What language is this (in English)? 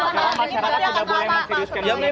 Indonesian